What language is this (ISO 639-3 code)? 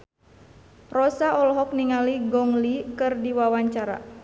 sun